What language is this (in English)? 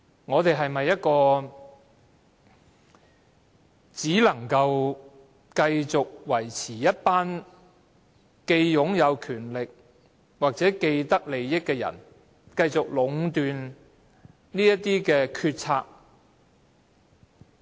Cantonese